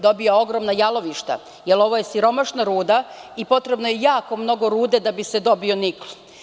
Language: Serbian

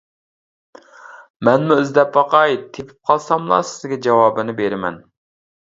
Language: Uyghur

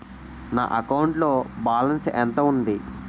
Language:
Telugu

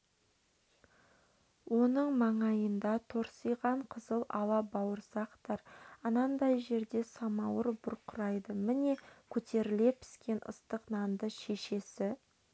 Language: Kazakh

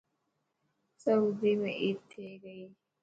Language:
Dhatki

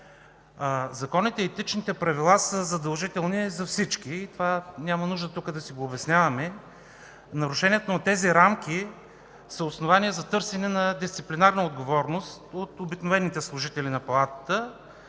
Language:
Bulgarian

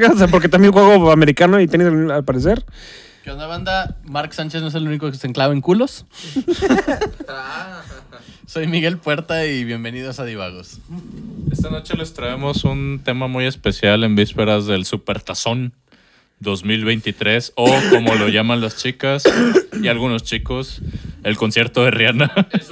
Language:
Spanish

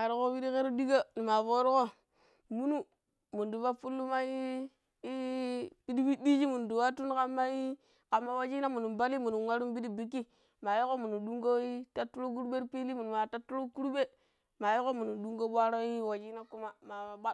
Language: Pero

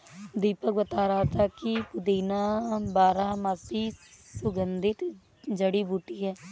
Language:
Hindi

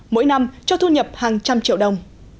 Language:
Vietnamese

